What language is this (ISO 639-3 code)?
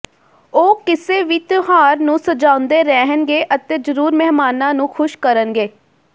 pan